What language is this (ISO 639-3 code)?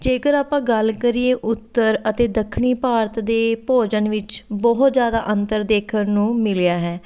pan